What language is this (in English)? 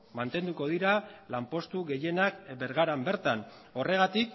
Basque